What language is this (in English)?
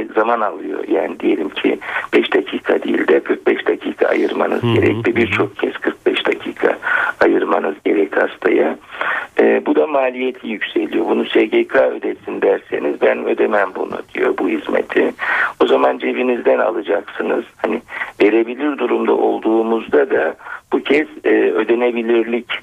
Turkish